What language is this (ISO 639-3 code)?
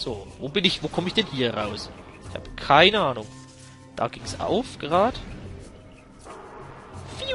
deu